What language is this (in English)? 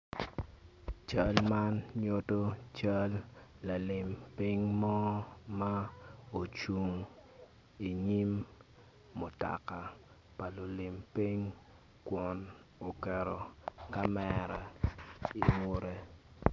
Acoli